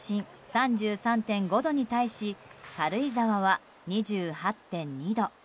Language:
Japanese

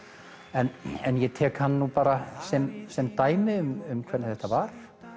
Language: Icelandic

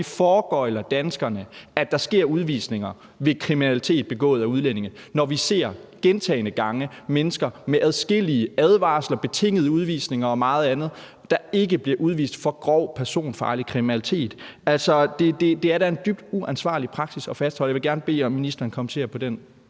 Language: Danish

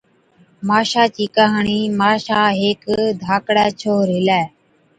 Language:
Od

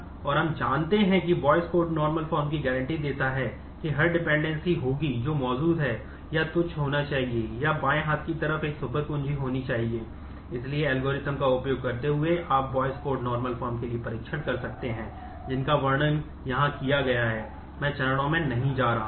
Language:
Hindi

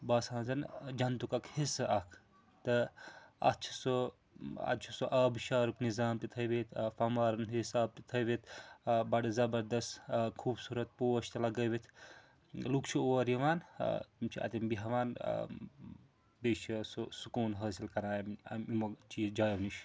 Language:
Kashmiri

